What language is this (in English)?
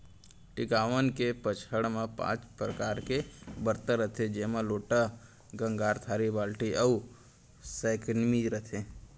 Chhattisgarhi